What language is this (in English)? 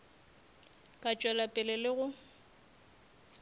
Northern Sotho